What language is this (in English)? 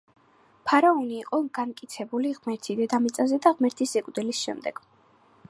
Georgian